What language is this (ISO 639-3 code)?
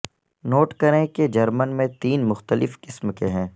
urd